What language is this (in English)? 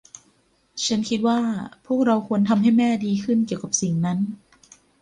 Thai